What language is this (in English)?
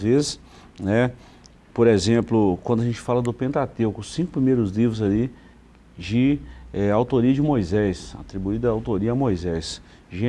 Portuguese